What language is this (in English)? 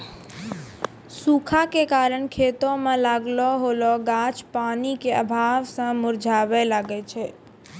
Maithili